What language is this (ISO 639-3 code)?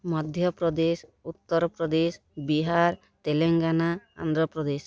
ori